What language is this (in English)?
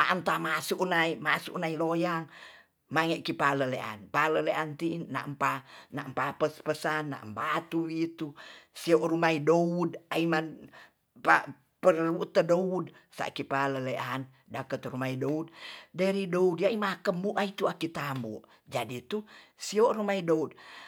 Tonsea